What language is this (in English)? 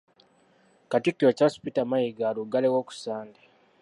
Ganda